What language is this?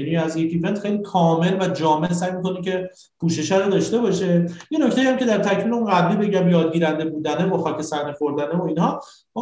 Persian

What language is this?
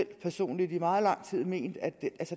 Danish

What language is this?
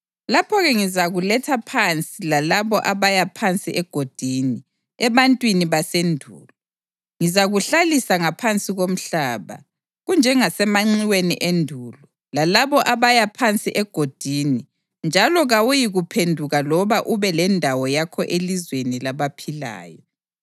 North Ndebele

